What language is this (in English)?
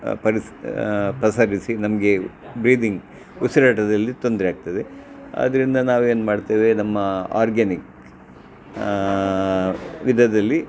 Kannada